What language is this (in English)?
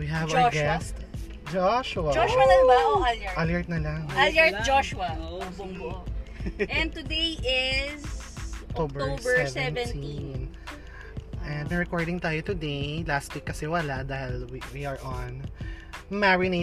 Filipino